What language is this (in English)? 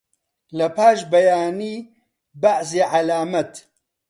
Central Kurdish